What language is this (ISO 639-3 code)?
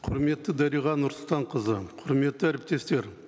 kaz